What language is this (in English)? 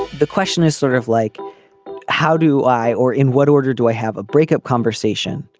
English